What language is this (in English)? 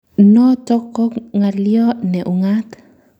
Kalenjin